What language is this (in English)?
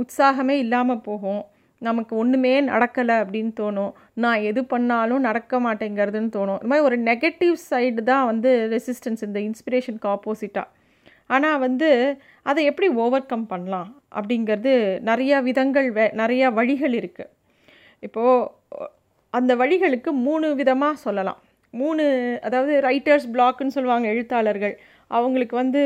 Tamil